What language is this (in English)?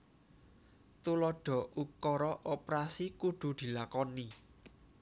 Javanese